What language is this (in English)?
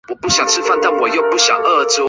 Chinese